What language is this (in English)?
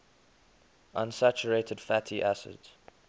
English